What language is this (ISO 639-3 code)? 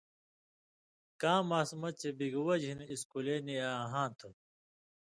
mvy